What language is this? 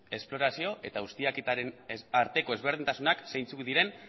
Basque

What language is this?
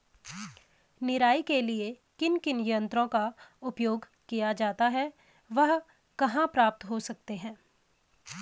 Hindi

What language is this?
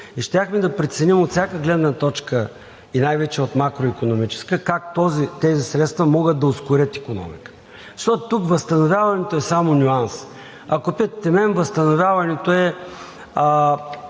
Bulgarian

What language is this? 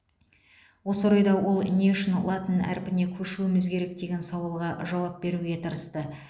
Kazakh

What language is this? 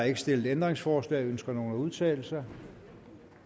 Danish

